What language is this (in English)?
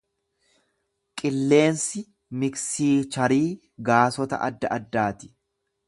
Oromo